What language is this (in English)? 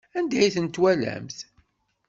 Kabyle